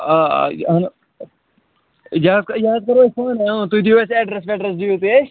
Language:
Kashmiri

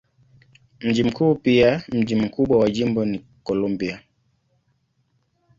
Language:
Swahili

